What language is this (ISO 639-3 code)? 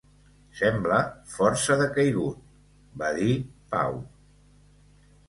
cat